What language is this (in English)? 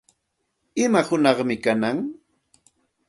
Santa Ana de Tusi Pasco Quechua